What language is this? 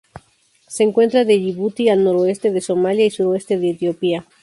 Spanish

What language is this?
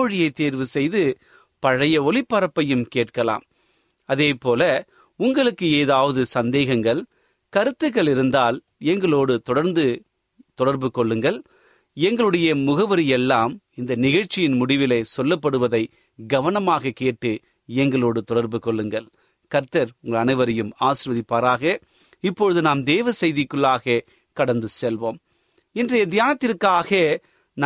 Tamil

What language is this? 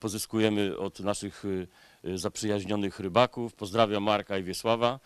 Polish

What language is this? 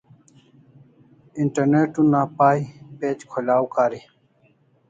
Kalasha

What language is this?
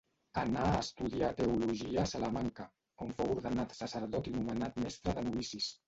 Catalan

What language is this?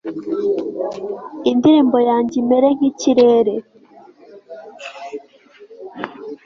Kinyarwanda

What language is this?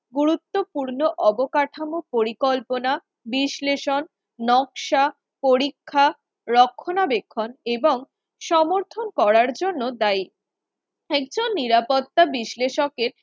Bangla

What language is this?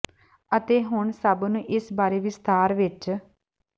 Punjabi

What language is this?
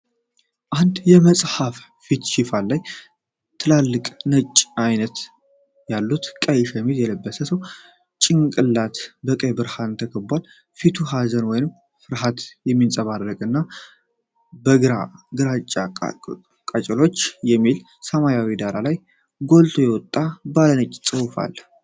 Amharic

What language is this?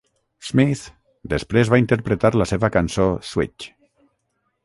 Catalan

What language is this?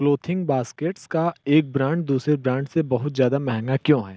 Hindi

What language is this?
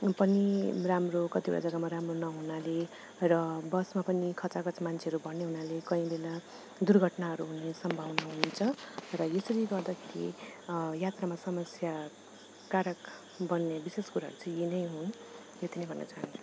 Nepali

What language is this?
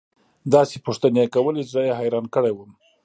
Pashto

